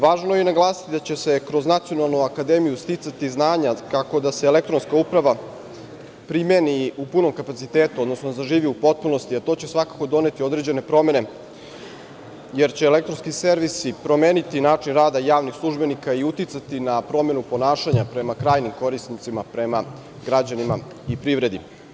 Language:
Serbian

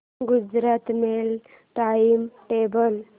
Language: Marathi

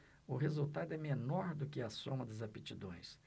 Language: Portuguese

